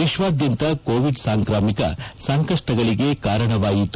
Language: Kannada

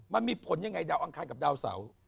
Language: Thai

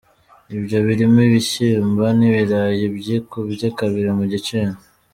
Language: Kinyarwanda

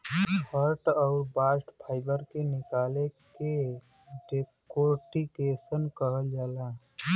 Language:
Bhojpuri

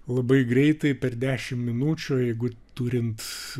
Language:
Lithuanian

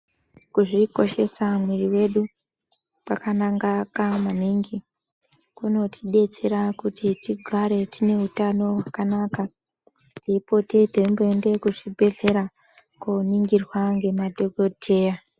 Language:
Ndau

